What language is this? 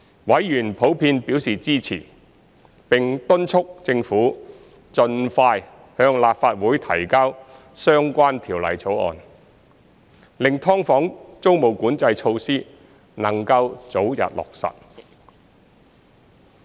Cantonese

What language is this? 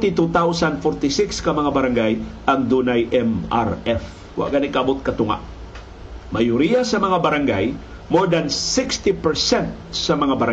Filipino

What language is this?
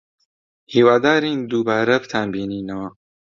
Central Kurdish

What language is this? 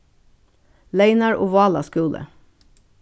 Faroese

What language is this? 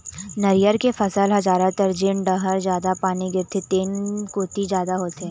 Chhattisgarhi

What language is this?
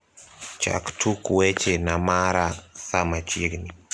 Luo (Kenya and Tanzania)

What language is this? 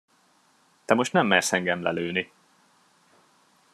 Hungarian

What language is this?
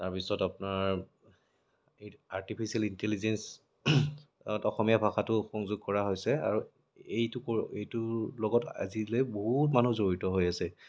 Assamese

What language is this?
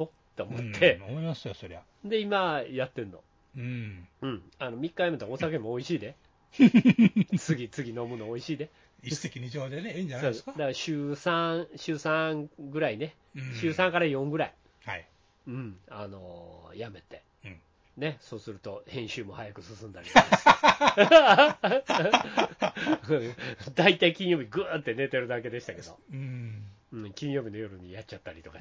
Japanese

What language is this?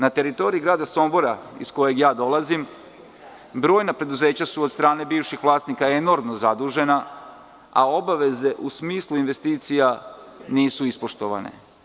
Serbian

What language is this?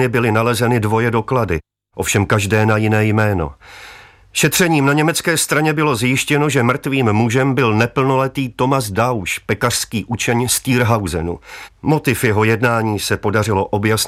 Czech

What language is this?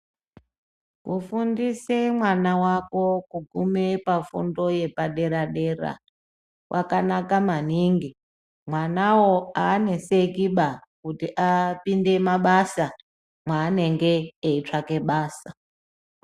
Ndau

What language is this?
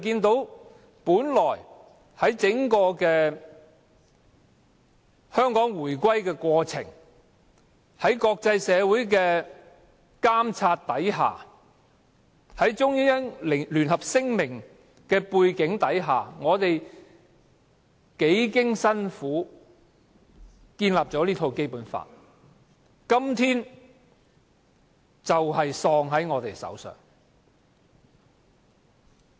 Cantonese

